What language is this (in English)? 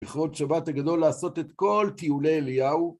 Hebrew